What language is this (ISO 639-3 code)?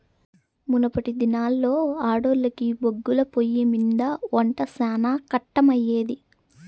tel